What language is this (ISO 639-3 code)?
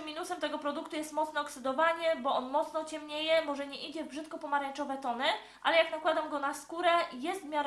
pol